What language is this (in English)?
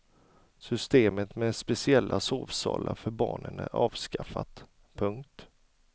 Swedish